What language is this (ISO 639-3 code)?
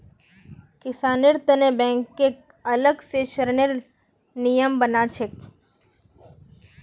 mag